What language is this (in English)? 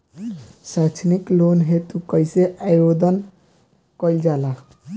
Bhojpuri